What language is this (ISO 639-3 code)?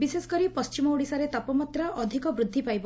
ori